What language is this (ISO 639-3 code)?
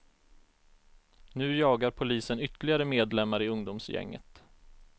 swe